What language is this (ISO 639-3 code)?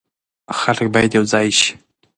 pus